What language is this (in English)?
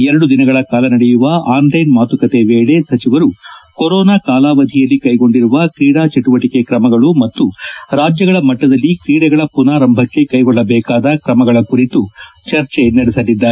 Kannada